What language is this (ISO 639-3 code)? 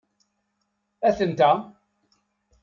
kab